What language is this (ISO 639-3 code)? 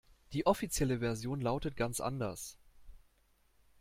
deu